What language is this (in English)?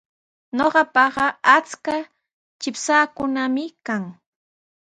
Sihuas Ancash Quechua